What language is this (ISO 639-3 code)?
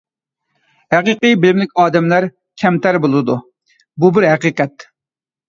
uig